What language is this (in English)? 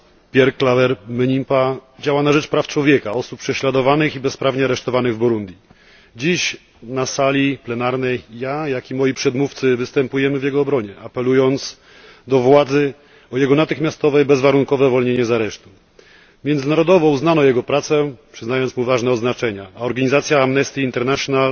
Polish